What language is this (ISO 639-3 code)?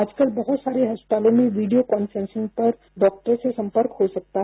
hin